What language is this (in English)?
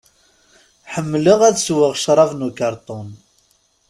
Kabyle